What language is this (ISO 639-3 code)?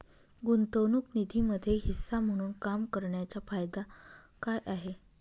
mar